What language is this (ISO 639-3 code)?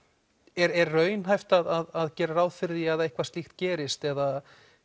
isl